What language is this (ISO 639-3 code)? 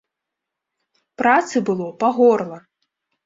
bel